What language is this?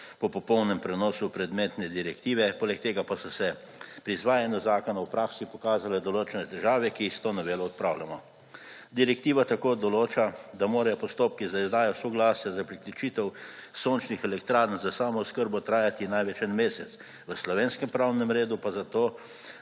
Slovenian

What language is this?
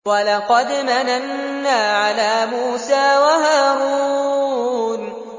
Arabic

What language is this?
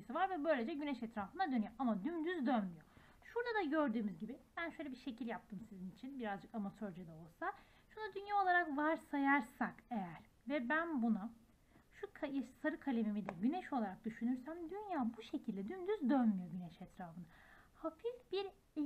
Turkish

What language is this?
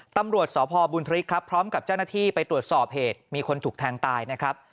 Thai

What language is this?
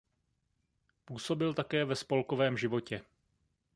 Czech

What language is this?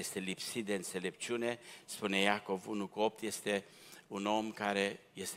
Romanian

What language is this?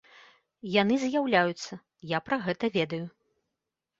Belarusian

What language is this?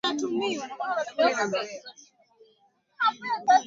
Swahili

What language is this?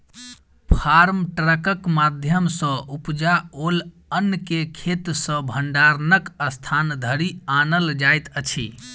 Maithili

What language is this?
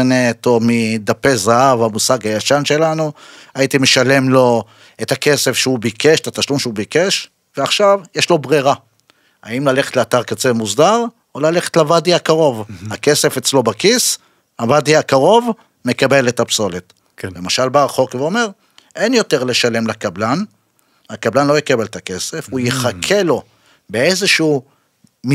Hebrew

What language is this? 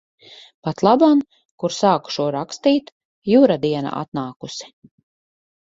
Latvian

